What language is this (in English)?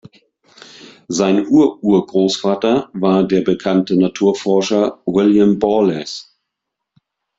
German